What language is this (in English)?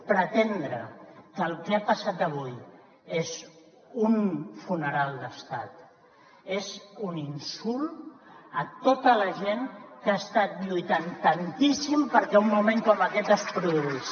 Catalan